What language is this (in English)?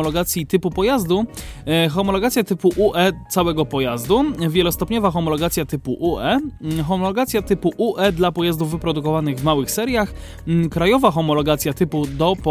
Polish